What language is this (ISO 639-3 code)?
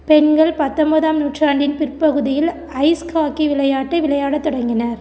tam